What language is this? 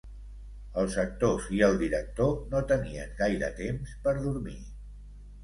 Catalan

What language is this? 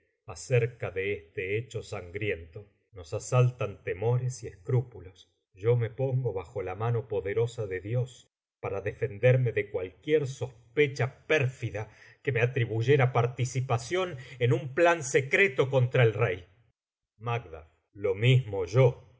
Spanish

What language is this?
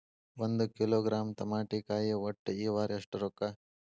Kannada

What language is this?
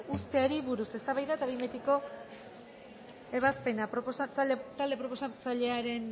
Basque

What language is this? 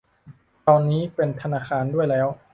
Thai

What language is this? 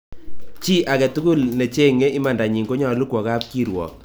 Kalenjin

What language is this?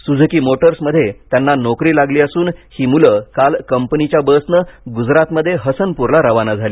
Marathi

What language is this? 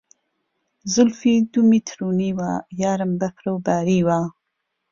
Central Kurdish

